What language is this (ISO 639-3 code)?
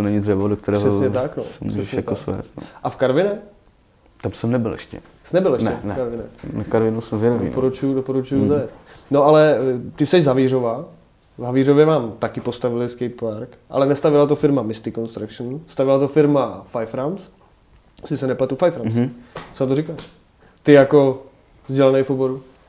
ces